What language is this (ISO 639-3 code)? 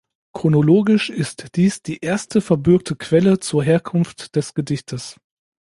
deu